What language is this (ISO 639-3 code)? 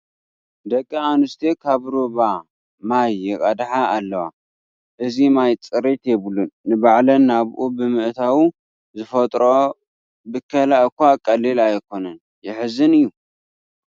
tir